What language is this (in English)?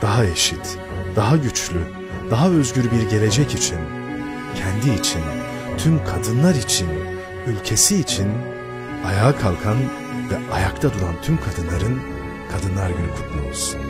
Turkish